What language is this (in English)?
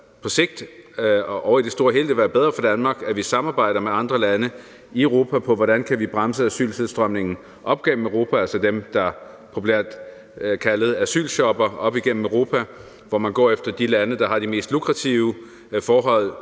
Danish